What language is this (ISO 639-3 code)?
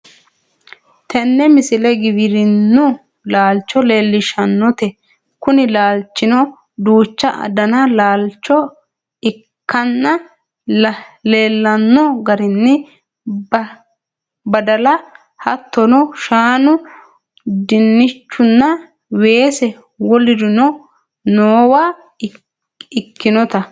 sid